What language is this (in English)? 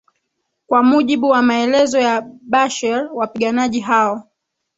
Swahili